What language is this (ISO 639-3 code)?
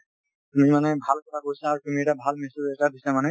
asm